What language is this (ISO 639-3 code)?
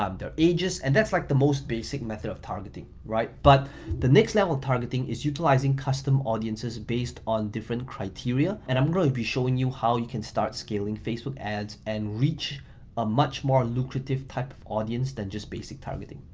eng